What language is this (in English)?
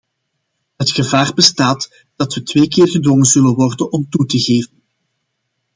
Dutch